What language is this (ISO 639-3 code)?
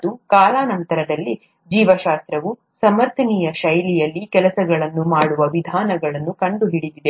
kan